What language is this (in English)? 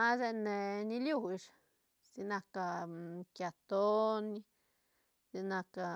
Santa Catarina Albarradas Zapotec